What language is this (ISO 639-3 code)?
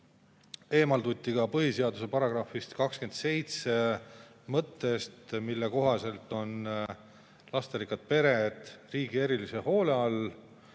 est